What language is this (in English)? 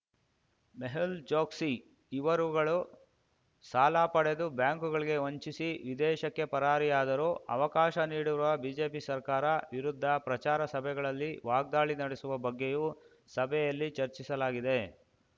Kannada